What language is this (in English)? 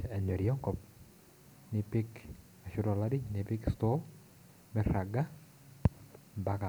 Masai